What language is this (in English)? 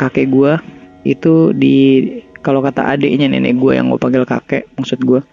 Indonesian